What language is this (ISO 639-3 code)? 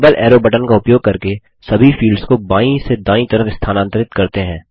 hin